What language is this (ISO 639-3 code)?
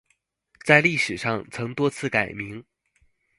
zho